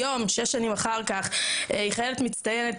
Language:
Hebrew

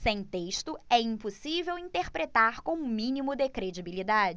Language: Portuguese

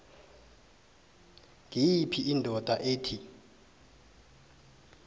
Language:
South Ndebele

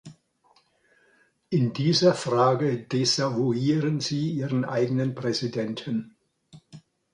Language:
German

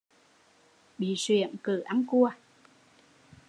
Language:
Vietnamese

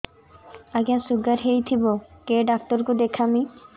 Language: Odia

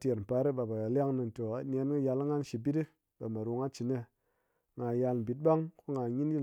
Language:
Ngas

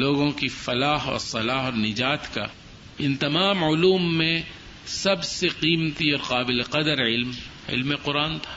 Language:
Urdu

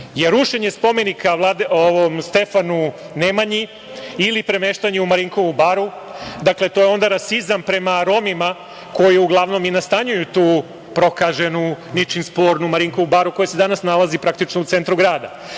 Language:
Serbian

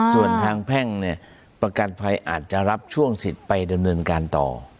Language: Thai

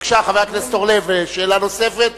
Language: Hebrew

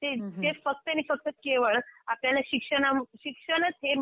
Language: Marathi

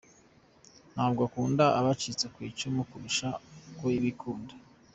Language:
Kinyarwanda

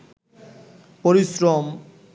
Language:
Bangla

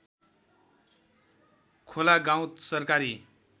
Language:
Nepali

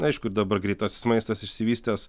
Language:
Lithuanian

